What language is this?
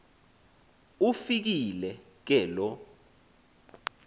Xhosa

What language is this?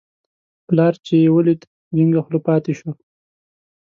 Pashto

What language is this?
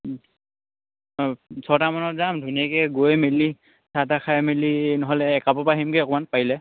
Assamese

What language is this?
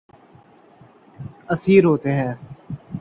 Urdu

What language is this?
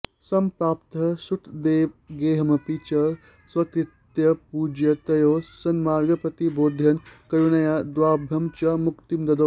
Sanskrit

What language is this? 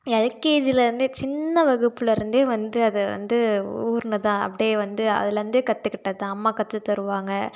Tamil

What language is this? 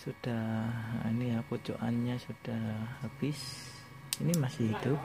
Indonesian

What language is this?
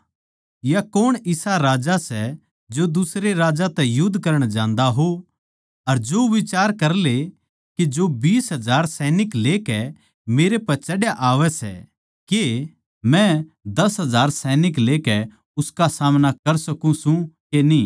Haryanvi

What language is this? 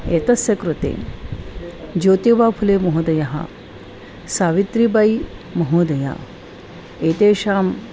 Sanskrit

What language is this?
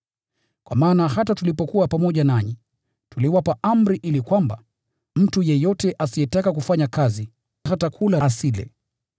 Swahili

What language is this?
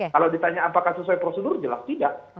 Indonesian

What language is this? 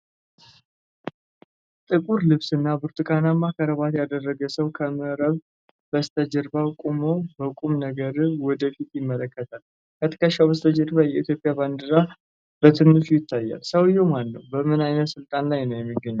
Amharic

